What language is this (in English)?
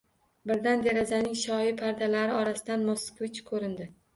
Uzbek